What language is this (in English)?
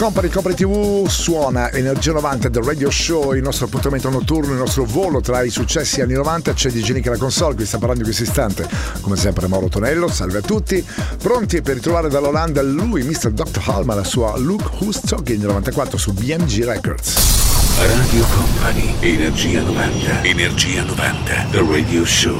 Italian